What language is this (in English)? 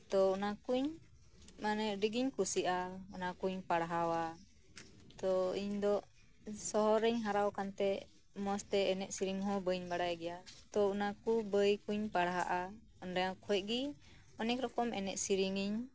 Santali